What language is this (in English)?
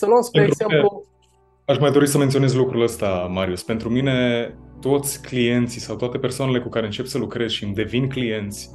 Romanian